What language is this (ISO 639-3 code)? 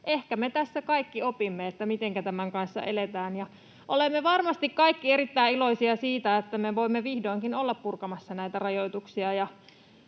fin